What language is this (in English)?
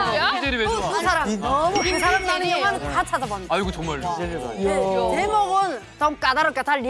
Korean